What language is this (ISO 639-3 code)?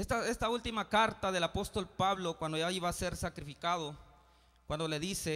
spa